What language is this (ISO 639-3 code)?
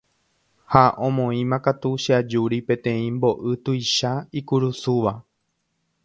grn